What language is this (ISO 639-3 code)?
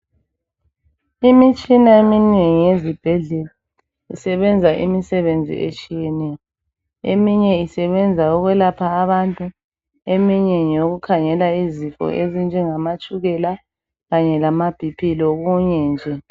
nde